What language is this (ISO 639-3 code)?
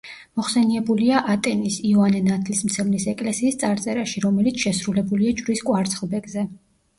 kat